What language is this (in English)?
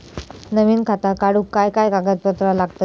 Marathi